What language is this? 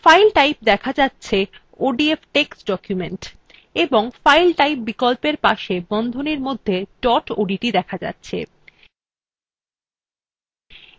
Bangla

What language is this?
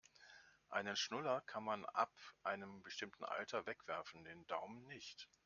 German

